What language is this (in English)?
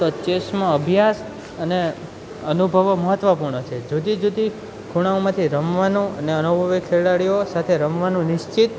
Gujarati